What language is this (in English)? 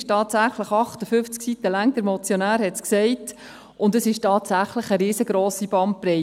Swiss German